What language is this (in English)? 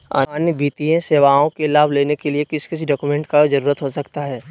Magahi